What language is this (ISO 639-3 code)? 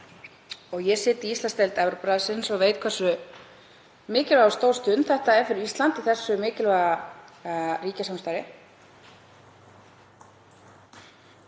isl